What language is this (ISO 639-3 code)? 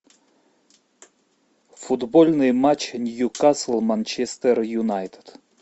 rus